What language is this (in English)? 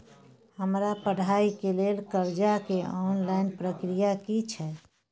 Maithili